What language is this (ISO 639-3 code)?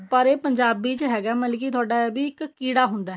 pan